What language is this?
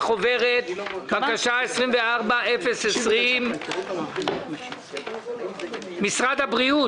Hebrew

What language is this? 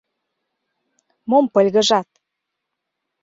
Mari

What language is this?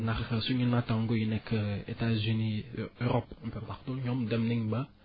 Wolof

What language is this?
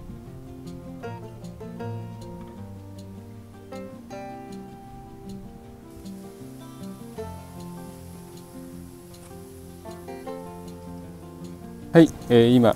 Japanese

